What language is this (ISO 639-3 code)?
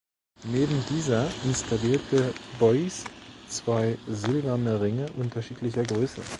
deu